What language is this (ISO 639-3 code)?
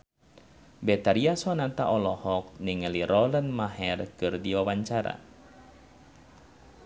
sun